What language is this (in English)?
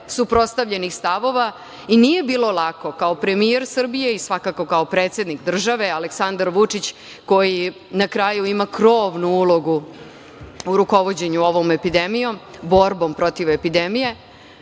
Serbian